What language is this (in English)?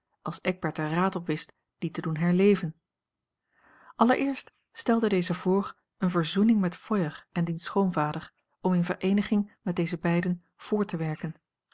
Dutch